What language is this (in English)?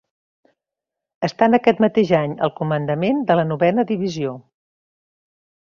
Catalan